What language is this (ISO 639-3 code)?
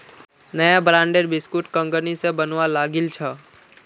mag